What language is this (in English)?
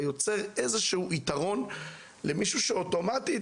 Hebrew